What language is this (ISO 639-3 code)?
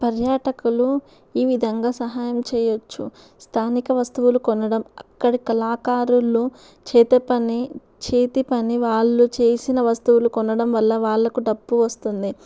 tel